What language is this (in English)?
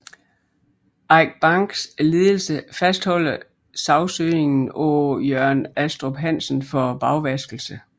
Danish